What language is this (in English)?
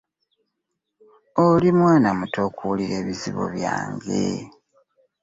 Ganda